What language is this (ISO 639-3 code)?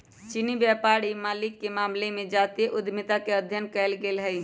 mag